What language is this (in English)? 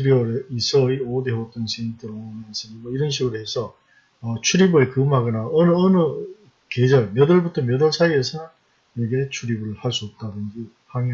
Korean